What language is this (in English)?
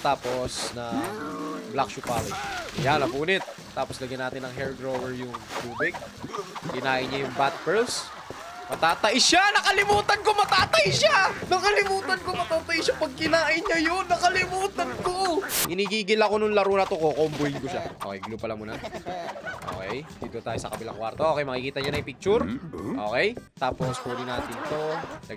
Filipino